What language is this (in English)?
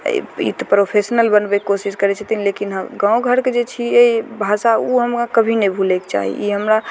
Maithili